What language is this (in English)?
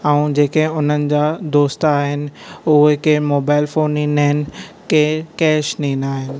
Sindhi